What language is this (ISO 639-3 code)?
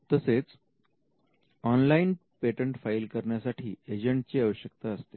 mar